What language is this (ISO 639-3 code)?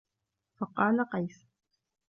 ara